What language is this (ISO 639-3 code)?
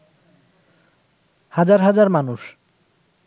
ben